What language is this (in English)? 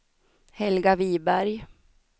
Swedish